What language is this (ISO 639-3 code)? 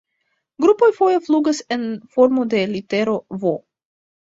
epo